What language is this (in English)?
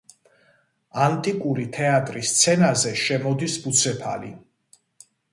Georgian